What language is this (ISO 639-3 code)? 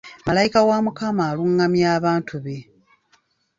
lug